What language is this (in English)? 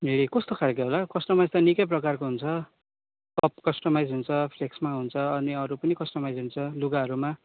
Nepali